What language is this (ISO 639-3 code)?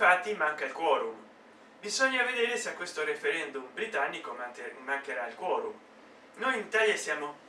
ita